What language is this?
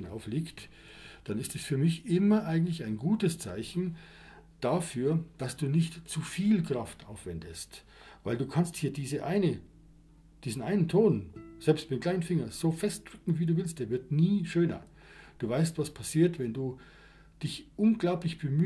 German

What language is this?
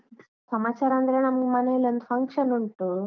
Kannada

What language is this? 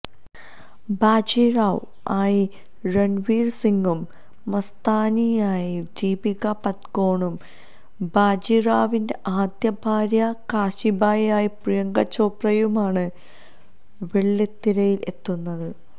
Malayalam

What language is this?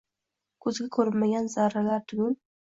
Uzbek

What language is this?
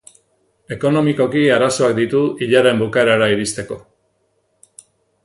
Basque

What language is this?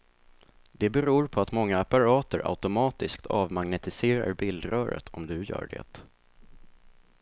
Swedish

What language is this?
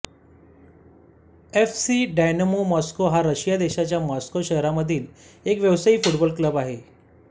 Marathi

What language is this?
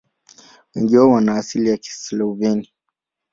Swahili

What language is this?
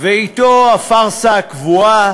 Hebrew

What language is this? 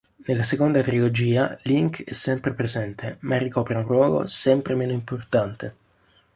Italian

